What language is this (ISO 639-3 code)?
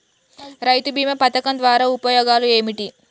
tel